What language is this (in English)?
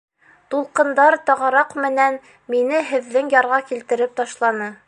Bashkir